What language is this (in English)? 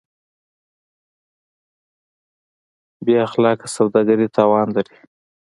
Pashto